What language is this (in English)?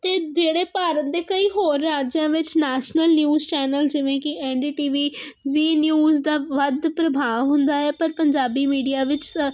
Punjabi